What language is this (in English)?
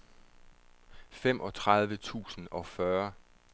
Danish